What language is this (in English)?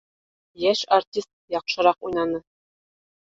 Bashkir